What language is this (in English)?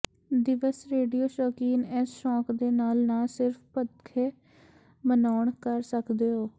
Punjabi